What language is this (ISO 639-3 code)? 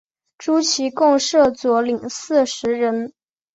zho